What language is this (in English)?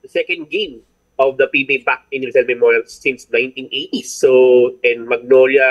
Filipino